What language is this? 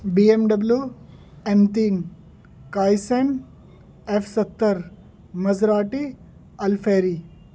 Urdu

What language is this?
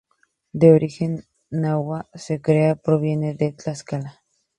Spanish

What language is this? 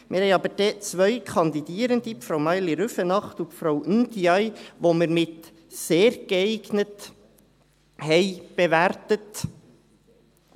Swiss German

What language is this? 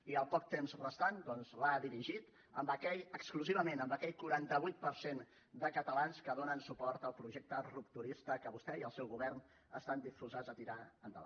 Catalan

